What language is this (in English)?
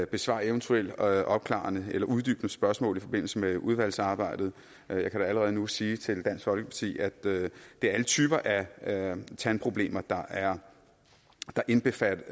Danish